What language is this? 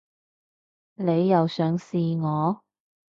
Cantonese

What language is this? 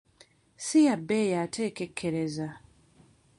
Ganda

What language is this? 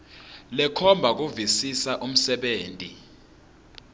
Swati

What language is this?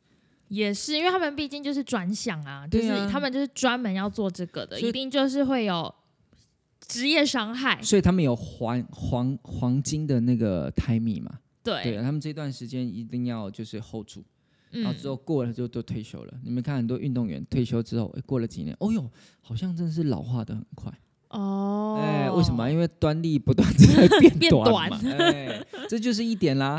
Chinese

